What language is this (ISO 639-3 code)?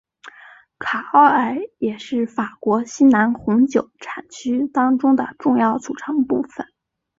zho